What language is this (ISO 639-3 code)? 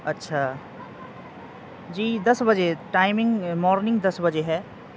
urd